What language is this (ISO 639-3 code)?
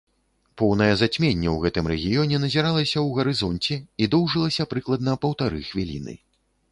bel